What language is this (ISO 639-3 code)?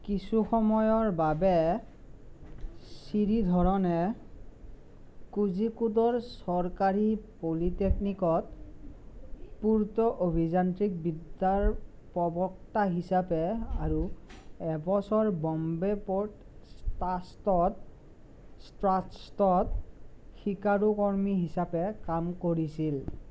asm